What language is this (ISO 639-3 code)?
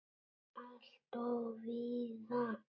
isl